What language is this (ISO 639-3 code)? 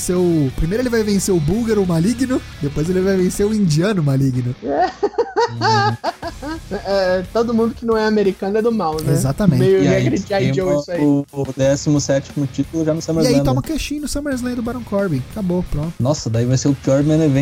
por